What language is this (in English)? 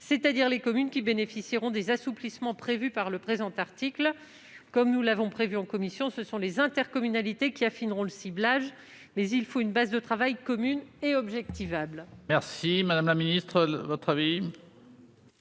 French